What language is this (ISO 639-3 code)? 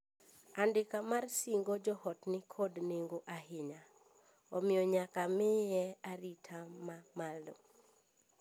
luo